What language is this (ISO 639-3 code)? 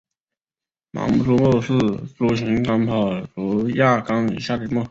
zho